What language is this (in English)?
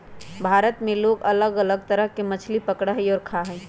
Magahi